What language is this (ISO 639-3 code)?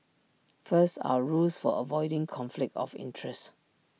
eng